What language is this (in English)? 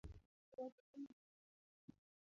Luo (Kenya and Tanzania)